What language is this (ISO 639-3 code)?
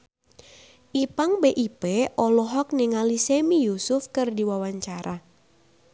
sun